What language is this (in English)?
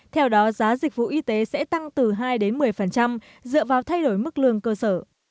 Vietnamese